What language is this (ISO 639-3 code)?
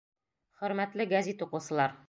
bak